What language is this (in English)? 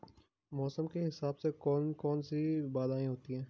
Hindi